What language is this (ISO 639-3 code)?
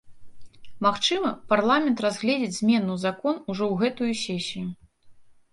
bel